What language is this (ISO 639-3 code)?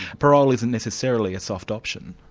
eng